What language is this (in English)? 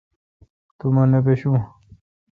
Kalkoti